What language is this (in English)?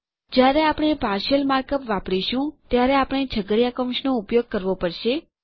Gujarati